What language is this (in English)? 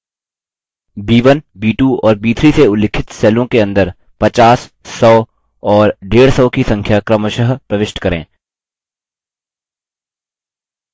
Hindi